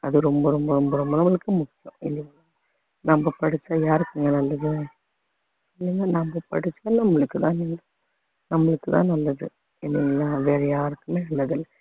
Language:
Tamil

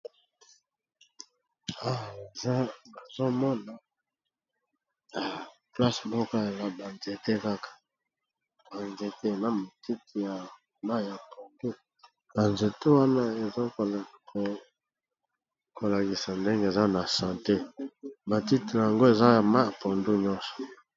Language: Lingala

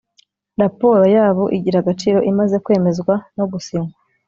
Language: Kinyarwanda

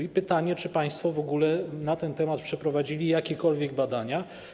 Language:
Polish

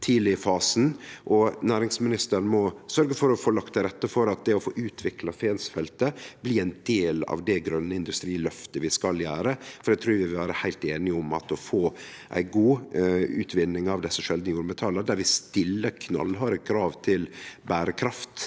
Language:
Norwegian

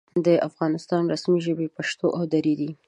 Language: Pashto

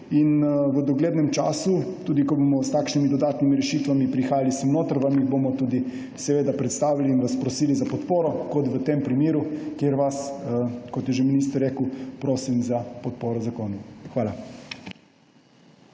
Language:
Slovenian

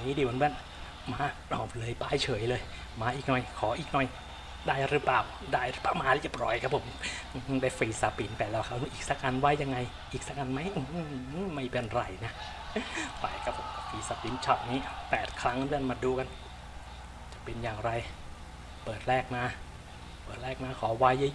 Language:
Thai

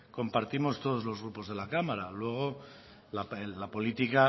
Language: Spanish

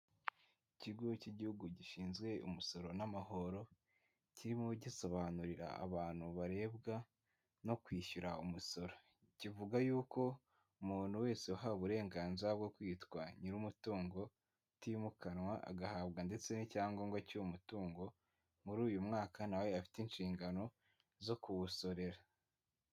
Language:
Kinyarwanda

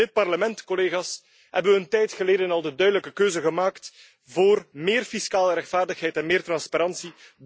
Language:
Dutch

